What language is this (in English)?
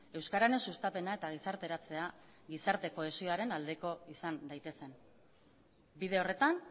Basque